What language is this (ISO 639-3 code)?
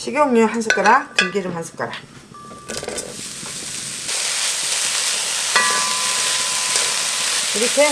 kor